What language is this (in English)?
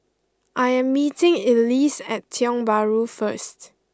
English